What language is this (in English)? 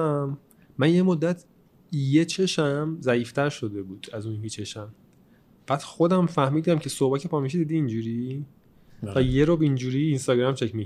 Persian